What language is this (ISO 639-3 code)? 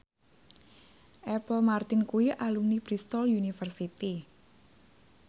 jav